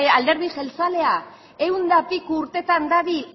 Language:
Basque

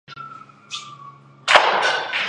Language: Chinese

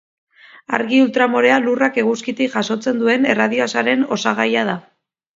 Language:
Basque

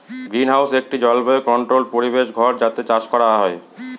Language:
Bangla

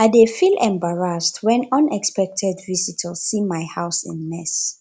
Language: Nigerian Pidgin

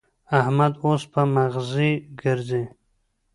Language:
Pashto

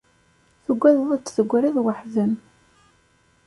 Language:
Kabyle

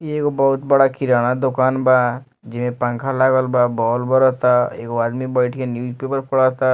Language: Bhojpuri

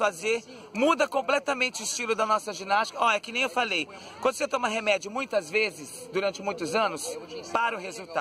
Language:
Portuguese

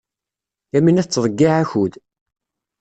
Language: Kabyle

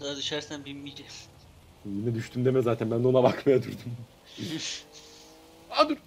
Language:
Turkish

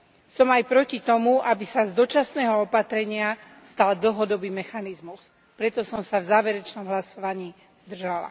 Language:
Slovak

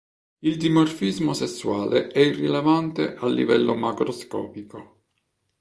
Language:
Italian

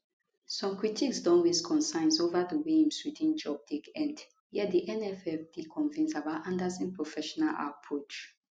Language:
Nigerian Pidgin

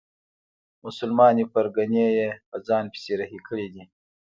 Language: Pashto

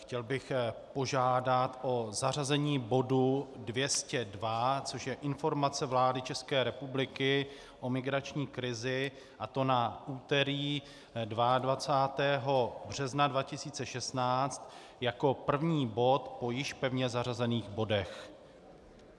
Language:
Czech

